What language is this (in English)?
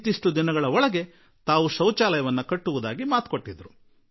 Kannada